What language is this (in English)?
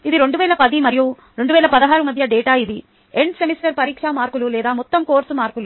Telugu